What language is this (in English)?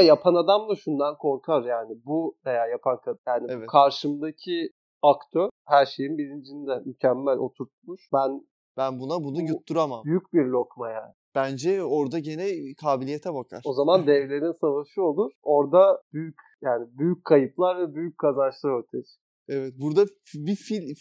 Turkish